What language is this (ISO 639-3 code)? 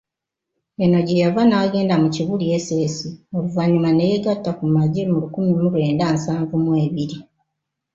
lug